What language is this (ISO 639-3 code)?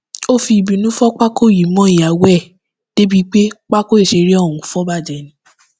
yor